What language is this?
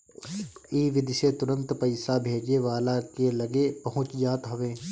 Bhojpuri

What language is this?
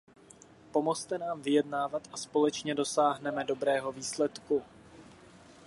Czech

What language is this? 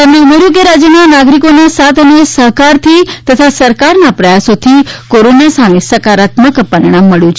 Gujarati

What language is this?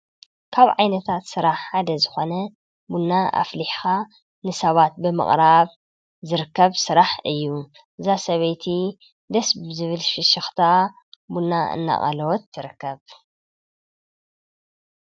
Tigrinya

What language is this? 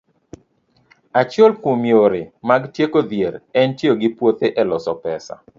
Luo (Kenya and Tanzania)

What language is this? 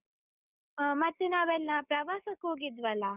Kannada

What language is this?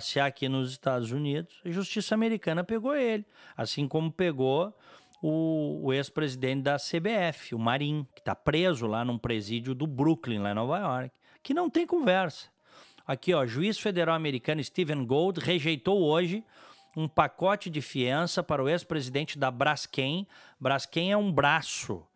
Portuguese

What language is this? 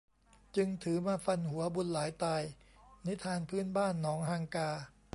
Thai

